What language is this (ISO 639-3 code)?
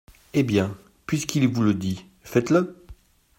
fra